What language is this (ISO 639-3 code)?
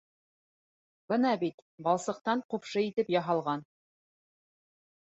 bak